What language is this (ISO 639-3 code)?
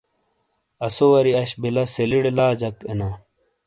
scl